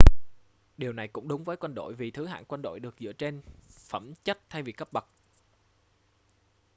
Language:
Vietnamese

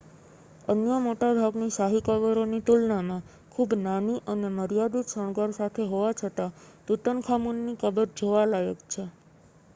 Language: Gujarati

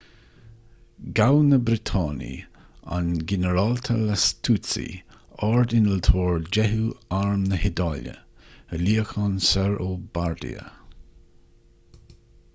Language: Irish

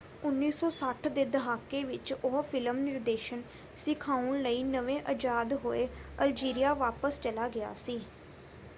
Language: Punjabi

